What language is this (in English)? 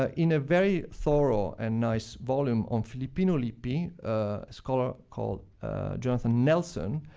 English